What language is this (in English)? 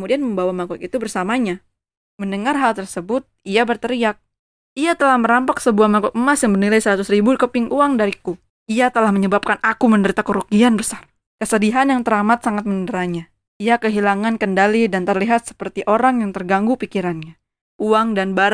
Indonesian